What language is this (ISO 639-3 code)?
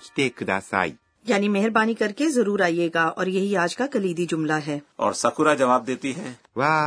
urd